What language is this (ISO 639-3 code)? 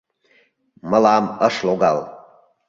chm